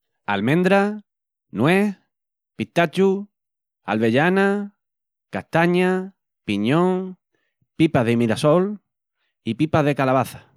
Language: Extremaduran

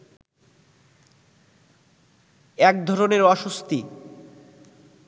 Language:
Bangla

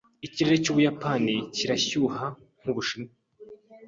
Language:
Kinyarwanda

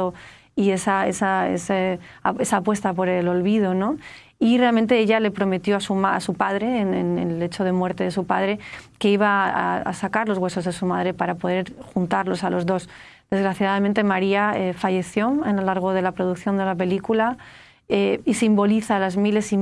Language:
Spanish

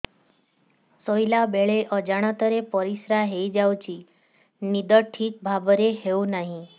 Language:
Odia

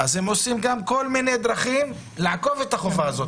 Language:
Hebrew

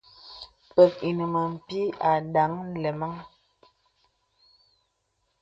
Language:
Bebele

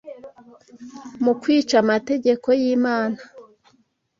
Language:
Kinyarwanda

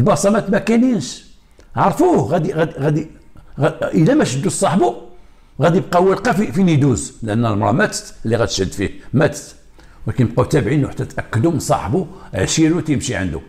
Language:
Arabic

